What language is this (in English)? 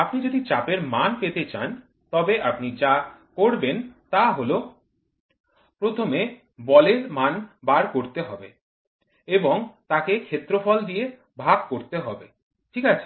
Bangla